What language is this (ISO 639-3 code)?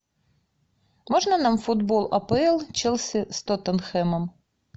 rus